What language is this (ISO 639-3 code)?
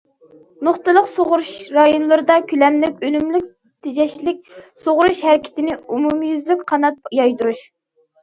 uig